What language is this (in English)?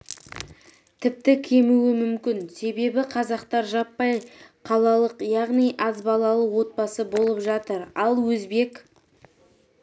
Kazakh